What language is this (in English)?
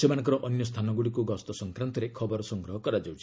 Odia